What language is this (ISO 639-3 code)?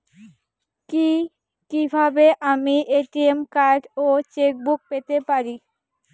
ben